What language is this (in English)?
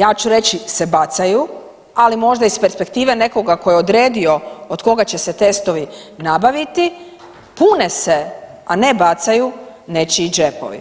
Croatian